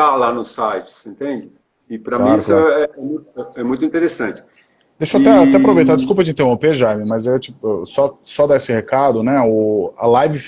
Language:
Portuguese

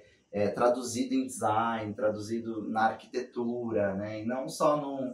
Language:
Portuguese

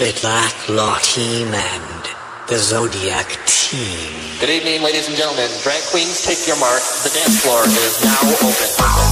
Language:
English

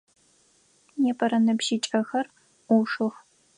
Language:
Adyghe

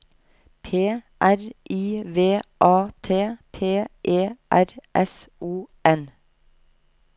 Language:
Norwegian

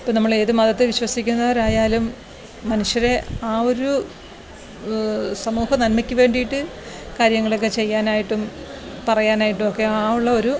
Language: Malayalam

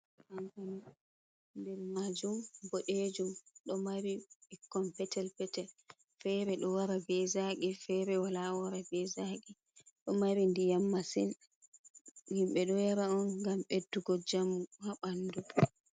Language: Fula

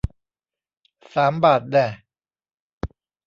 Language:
Thai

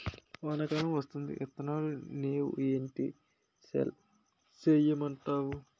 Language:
Telugu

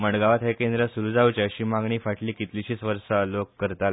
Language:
Konkani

